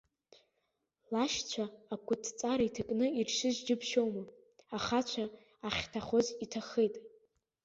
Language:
Abkhazian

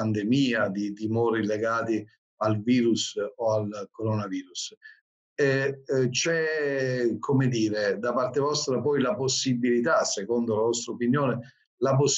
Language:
Italian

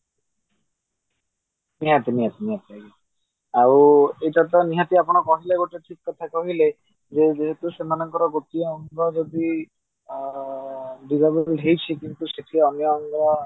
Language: Odia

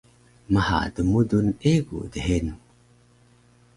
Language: Taroko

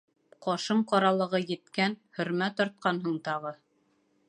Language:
Bashkir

